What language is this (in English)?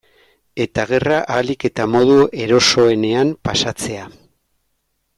Basque